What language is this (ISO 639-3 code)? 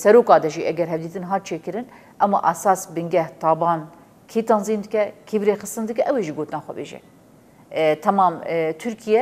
ara